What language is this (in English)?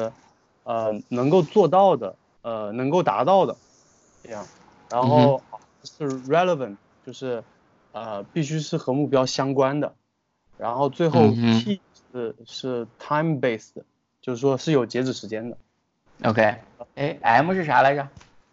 Chinese